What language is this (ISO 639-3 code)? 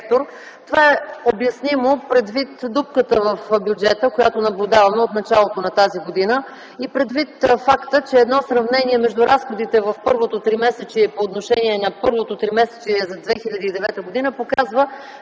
bul